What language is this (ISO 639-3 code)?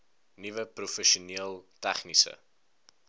afr